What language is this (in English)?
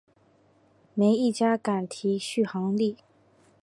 Chinese